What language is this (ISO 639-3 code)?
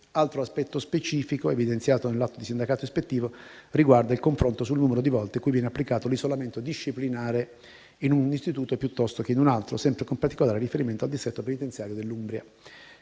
ita